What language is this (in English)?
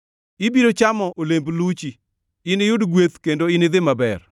Luo (Kenya and Tanzania)